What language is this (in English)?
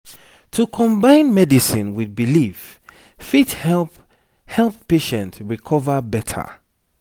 Nigerian Pidgin